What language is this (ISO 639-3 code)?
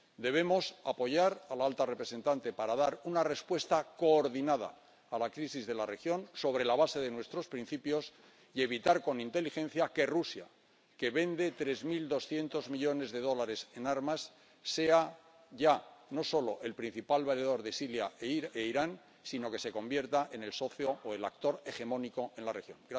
spa